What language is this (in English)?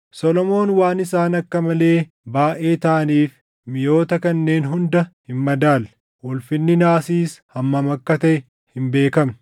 Oromo